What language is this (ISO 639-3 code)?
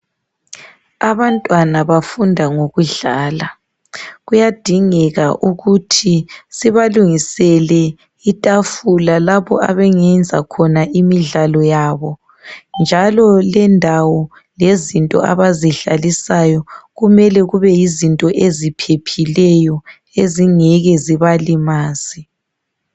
nde